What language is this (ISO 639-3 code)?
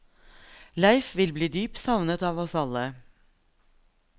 nor